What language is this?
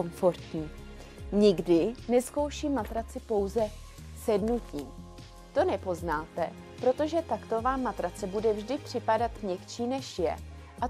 Czech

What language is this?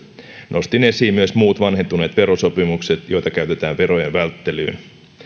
Finnish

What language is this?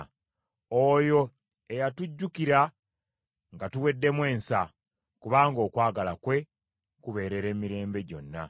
Ganda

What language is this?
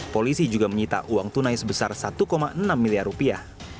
Indonesian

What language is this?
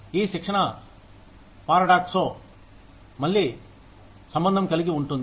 Telugu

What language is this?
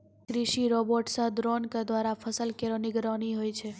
Maithili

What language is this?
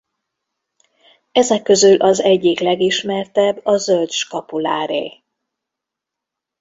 Hungarian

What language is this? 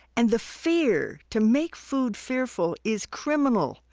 English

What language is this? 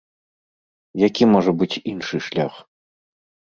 Belarusian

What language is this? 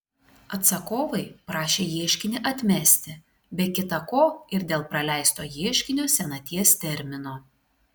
Lithuanian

